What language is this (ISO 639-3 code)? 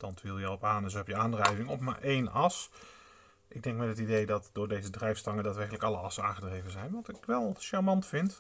nld